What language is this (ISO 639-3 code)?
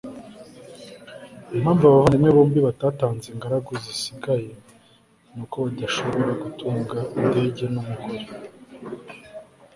kin